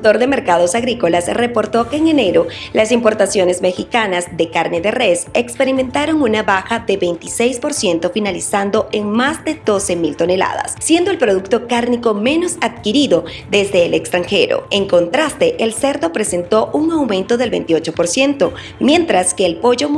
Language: Spanish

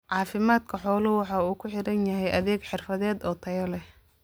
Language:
Somali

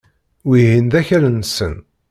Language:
Kabyle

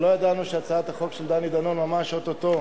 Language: Hebrew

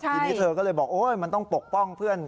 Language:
Thai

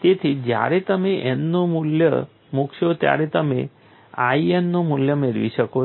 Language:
Gujarati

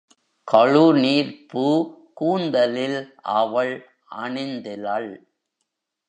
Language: Tamil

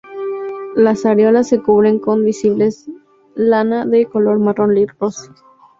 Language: Spanish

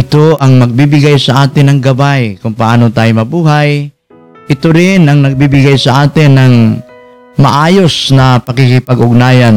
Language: Filipino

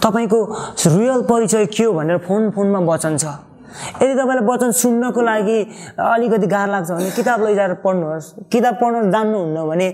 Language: Korean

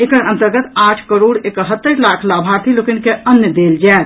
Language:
Maithili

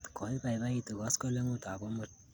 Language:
Kalenjin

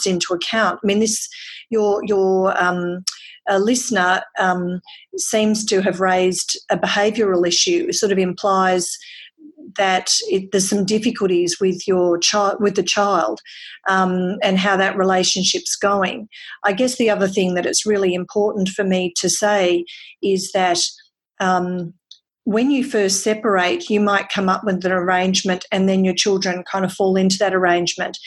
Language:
English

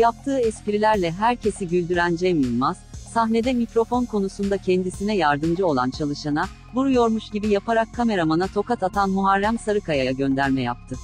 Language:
Turkish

